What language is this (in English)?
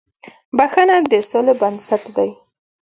Pashto